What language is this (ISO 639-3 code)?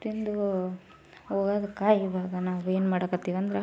kan